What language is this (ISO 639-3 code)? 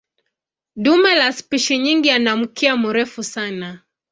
swa